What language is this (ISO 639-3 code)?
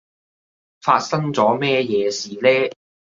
yue